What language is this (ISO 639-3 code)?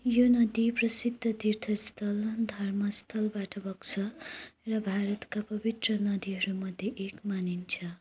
nep